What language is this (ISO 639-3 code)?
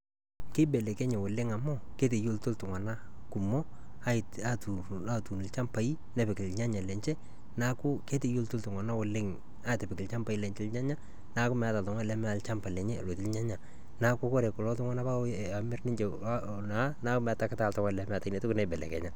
mas